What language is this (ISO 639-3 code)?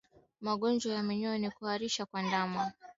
swa